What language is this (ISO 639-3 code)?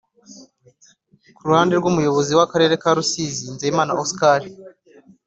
kin